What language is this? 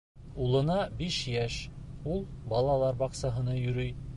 Bashkir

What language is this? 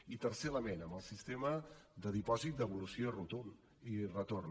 Catalan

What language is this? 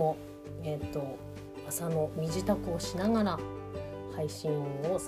Japanese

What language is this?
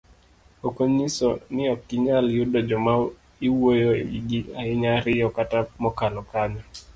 Luo (Kenya and Tanzania)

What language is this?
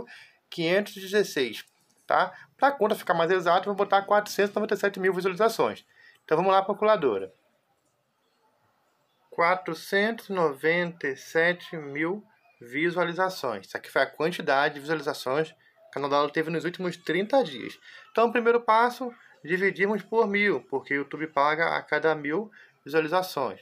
Portuguese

